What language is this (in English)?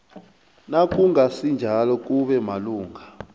South Ndebele